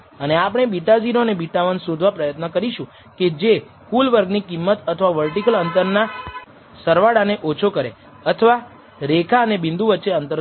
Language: Gujarati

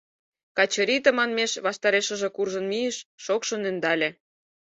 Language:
Mari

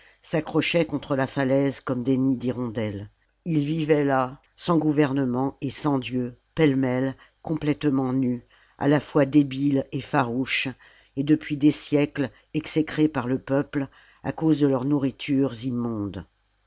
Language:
French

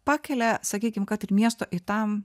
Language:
Lithuanian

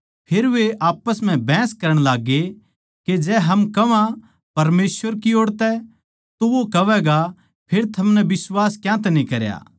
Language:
Haryanvi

